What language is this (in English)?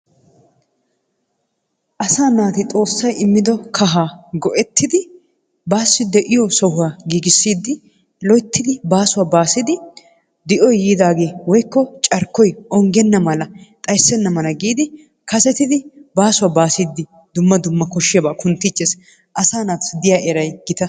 Wolaytta